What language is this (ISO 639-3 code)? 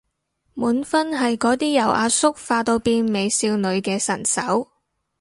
yue